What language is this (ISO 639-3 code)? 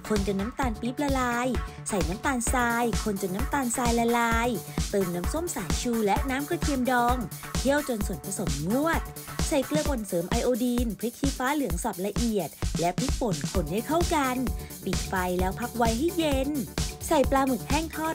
tha